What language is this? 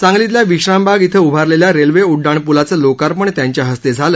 Marathi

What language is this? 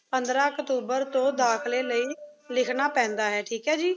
Punjabi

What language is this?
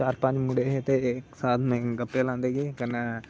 Dogri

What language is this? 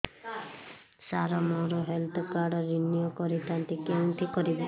Odia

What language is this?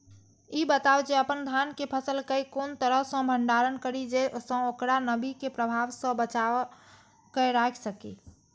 Maithili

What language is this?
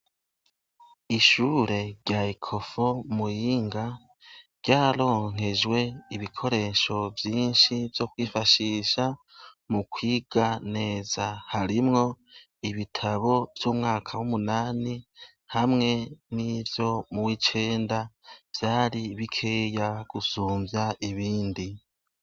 Rundi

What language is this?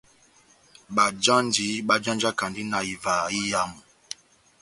Batanga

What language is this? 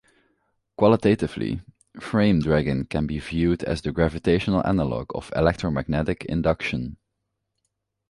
English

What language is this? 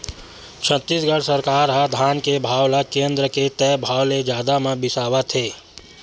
Chhattisgarhi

